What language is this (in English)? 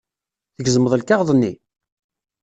Kabyle